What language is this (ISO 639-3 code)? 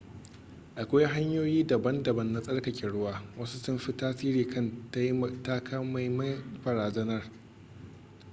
hau